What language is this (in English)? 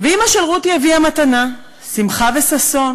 Hebrew